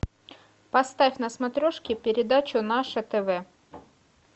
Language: Russian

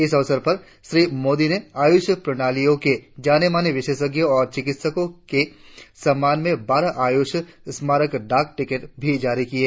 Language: Hindi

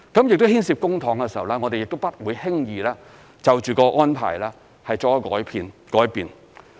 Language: Cantonese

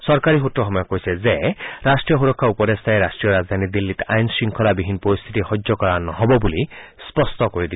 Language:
Assamese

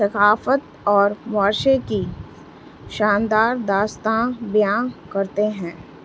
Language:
Urdu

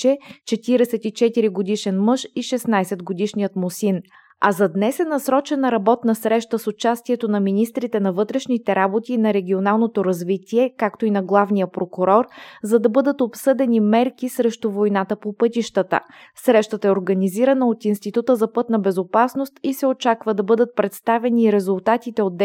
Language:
Bulgarian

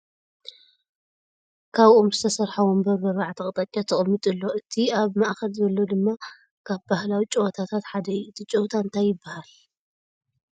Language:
Tigrinya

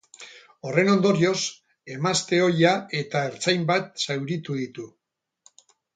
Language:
Basque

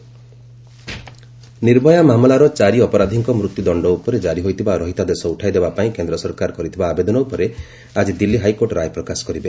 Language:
Odia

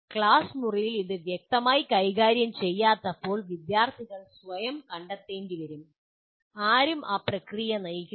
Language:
Malayalam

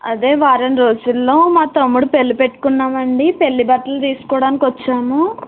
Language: Telugu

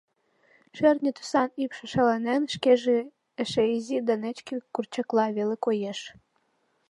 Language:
Mari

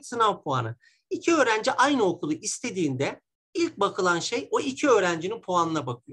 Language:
Turkish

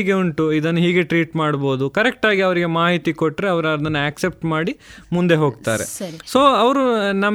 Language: Kannada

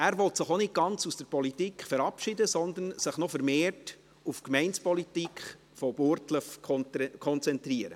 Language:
Swiss German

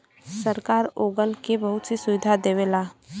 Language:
Bhojpuri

